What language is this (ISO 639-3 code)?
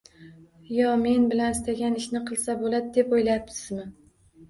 uzb